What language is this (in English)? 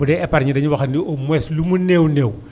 Wolof